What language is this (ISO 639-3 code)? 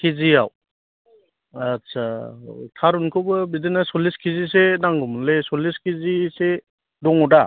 brx